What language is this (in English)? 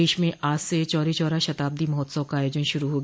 Hindi